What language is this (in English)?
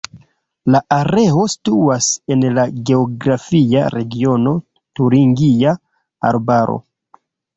Esperanto